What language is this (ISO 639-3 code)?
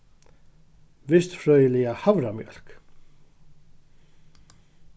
fao